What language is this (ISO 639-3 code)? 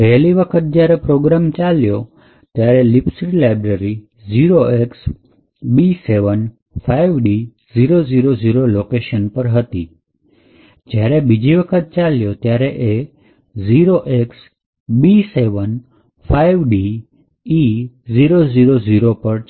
guj